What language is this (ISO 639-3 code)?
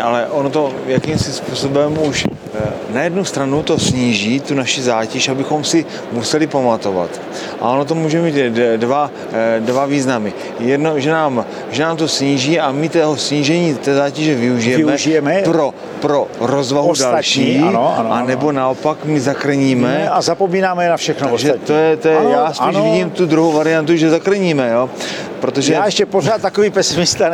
ces